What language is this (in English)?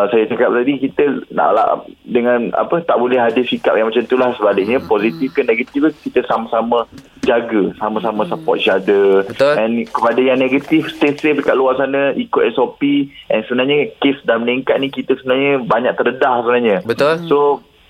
Malay